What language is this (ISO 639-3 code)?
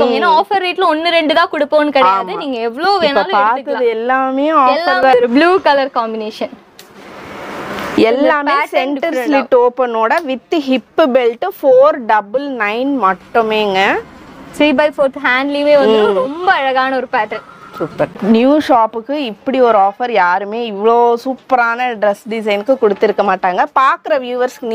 tam